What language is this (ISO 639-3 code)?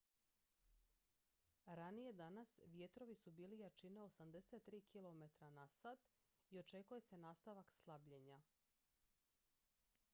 hrv